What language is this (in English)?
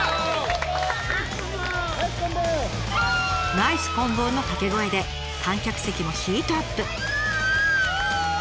Japanese